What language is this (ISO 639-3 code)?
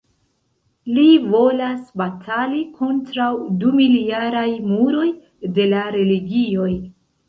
epo